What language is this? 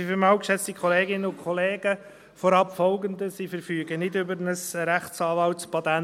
Swiss German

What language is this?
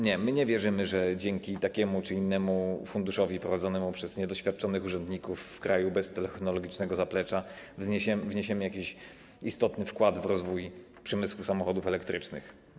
Polish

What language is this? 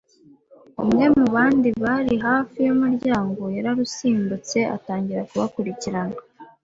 Kinyarwanda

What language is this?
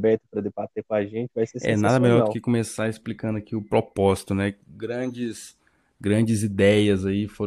Portuguese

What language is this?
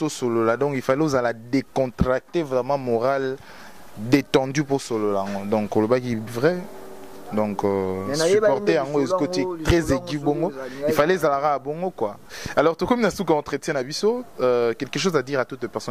French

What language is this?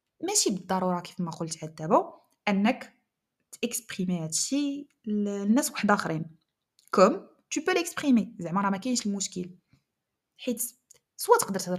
Arabic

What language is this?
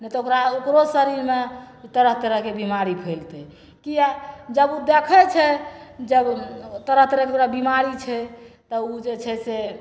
Maithili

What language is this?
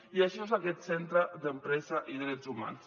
Catalan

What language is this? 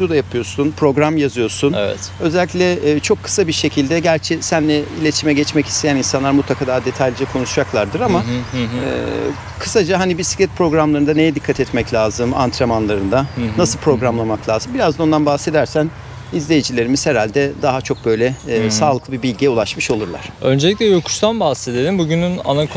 Turkish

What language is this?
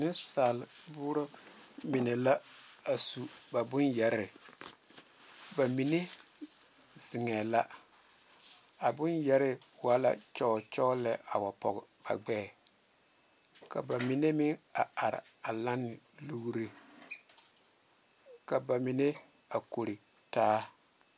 Southern Dagaare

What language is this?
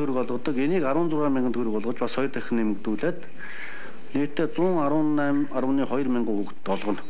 Turkish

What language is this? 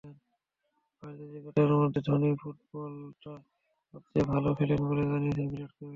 Bangla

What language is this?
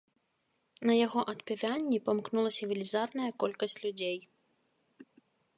Belarusian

